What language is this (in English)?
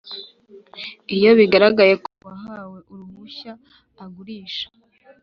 Kinyarwanda